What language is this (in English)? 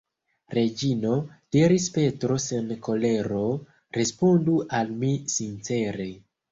Esperanto